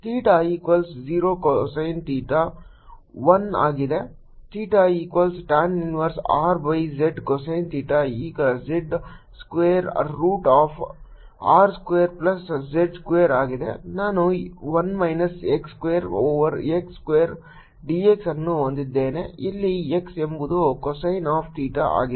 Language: Kannada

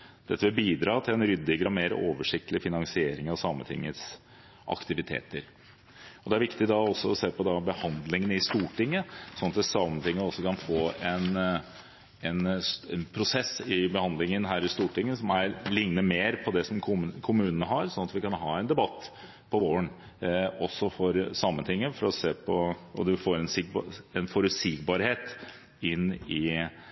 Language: Norwegian Bokmål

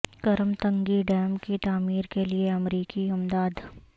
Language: Urdu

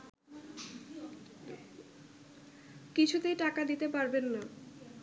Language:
Bangla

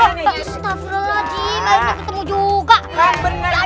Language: Indonesian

